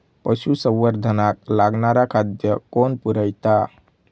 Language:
Marathi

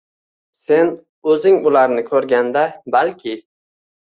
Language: Uzbek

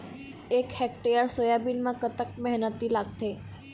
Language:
Chhattisgarhi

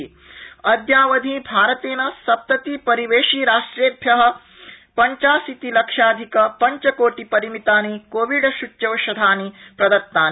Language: Sanskrit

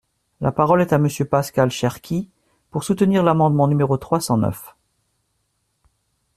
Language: French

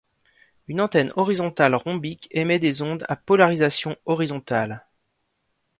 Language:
French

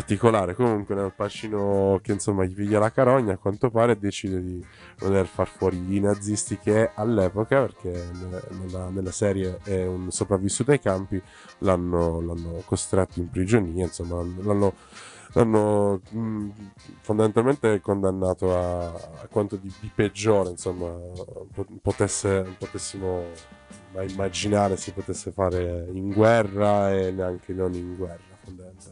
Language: Italian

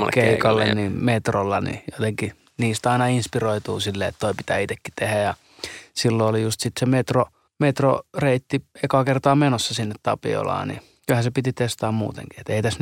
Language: Finnish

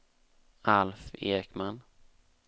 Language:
Swedish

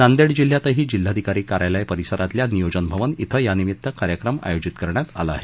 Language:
Marathi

